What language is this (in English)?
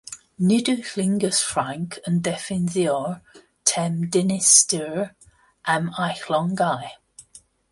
Welsh